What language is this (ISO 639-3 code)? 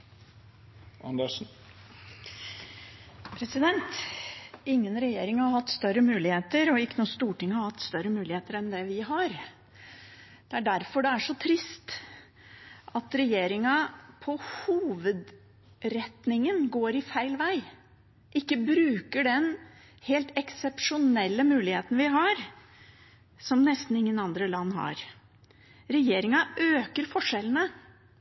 nob